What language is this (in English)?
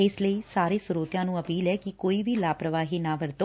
Punjabi